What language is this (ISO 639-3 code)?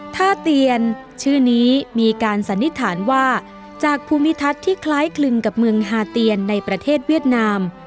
tha